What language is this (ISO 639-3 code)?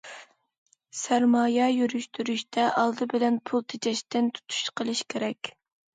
uig